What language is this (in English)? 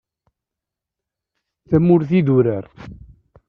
Kabyle